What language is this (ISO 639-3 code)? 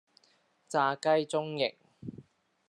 yue